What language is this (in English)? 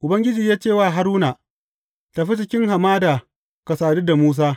Hausa